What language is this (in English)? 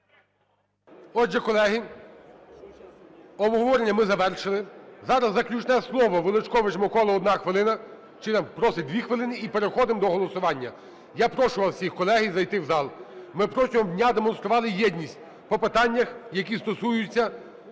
Ukrainian